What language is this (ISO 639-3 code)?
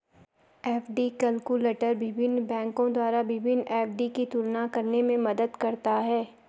hin